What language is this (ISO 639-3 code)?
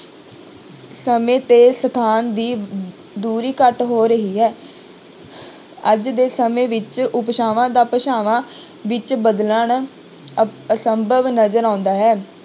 pan